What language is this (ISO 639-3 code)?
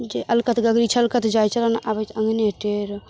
mai